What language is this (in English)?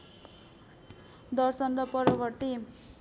Nepali